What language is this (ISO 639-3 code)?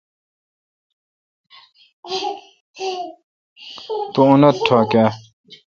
xka